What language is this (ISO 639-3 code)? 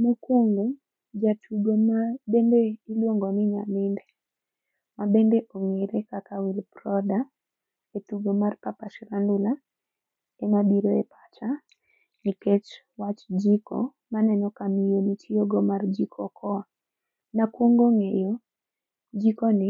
luo